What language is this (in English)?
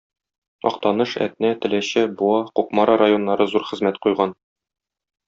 Tatar